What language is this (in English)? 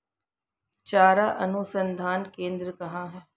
Hindi